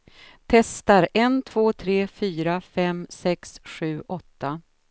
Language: Swedish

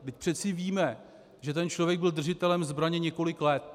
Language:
Czech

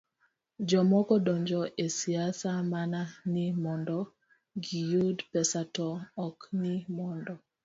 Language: Luo (Kenya and Tanzania)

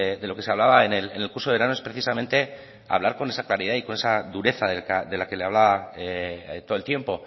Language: Spanish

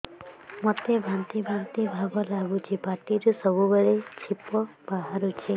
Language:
Odia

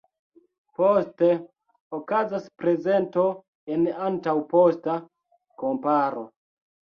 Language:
Esperanto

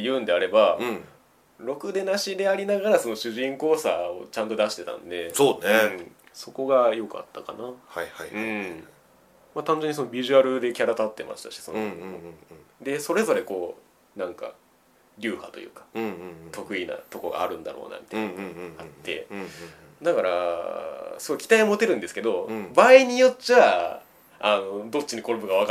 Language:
Japanese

